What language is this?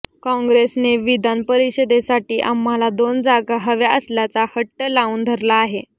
Marathi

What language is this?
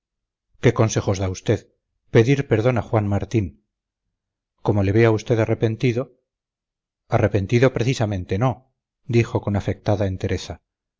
Spanish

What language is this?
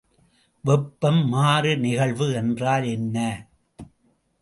Tamil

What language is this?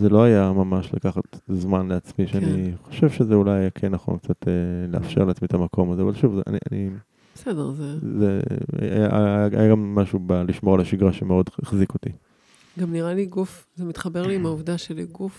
Hebrew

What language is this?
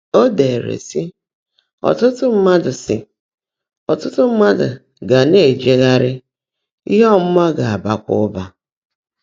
Igbo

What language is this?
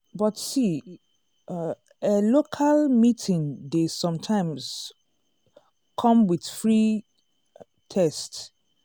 Nigerian Pidgin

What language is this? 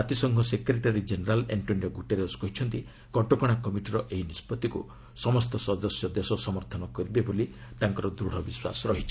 Odia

